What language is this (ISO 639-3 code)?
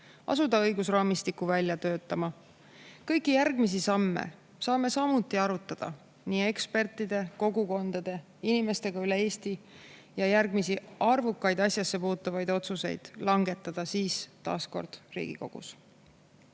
est